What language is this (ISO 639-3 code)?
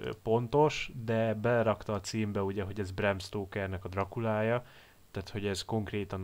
hun